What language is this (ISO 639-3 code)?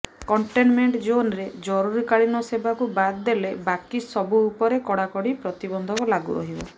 ori